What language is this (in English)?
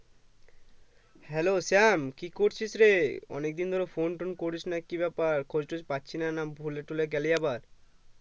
Bangla